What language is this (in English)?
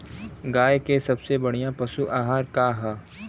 Bhojpuri